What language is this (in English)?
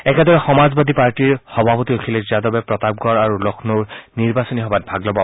Assamese